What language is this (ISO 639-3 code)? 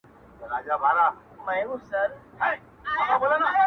pus